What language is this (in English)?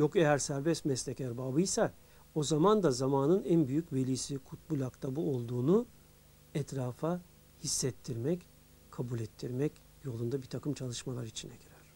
Turkish